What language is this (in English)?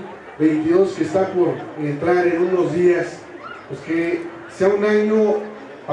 Spanish